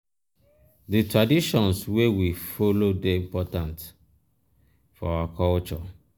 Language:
Nigerian Pidgin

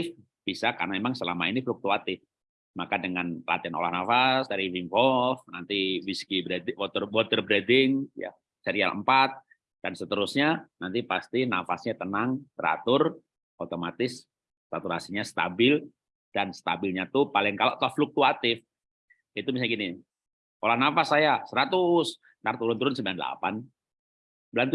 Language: Indonesian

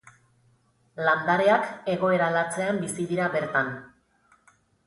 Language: Basque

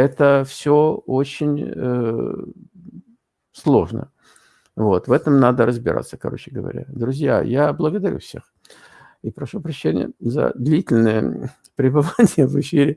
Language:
Russian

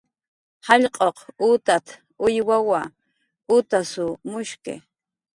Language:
Jaqaru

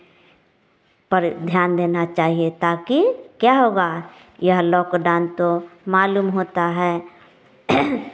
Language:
Hindi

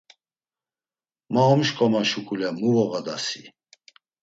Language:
Laz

